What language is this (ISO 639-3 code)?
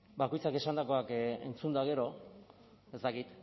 eus